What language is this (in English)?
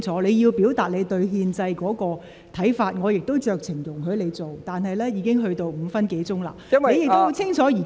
Cantonese